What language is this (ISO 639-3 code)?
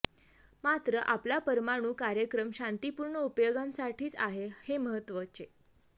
mar